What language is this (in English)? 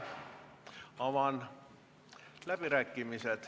Estonian